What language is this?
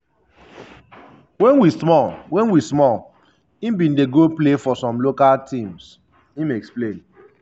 Nigerian Pidgin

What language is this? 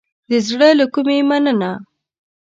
Pashto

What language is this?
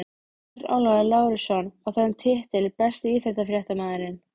Icelandic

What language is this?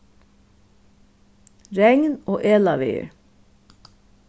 Faroese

